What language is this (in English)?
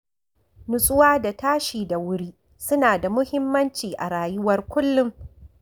Hausa